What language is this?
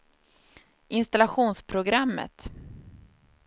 Swedish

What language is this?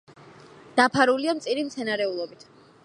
Georgian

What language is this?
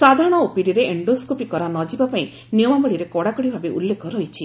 Odia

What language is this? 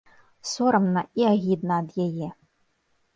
Belarusian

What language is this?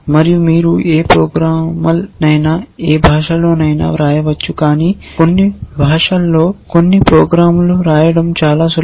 Telugu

